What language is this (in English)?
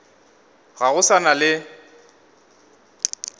Northern Sotho